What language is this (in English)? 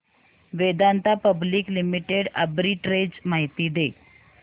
Marathi